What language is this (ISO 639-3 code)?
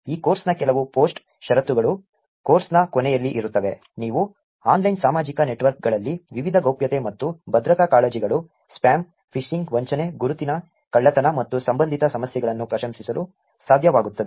kan